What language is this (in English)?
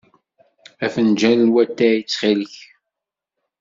Kabyle